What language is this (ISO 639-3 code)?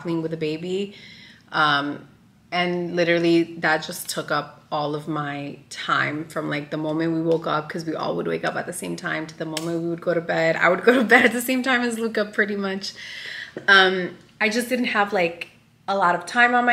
eng